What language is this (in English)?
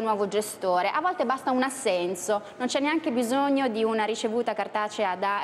Italian